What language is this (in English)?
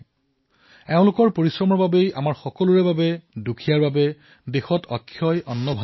Assamese